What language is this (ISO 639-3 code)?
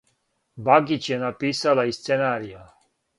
srp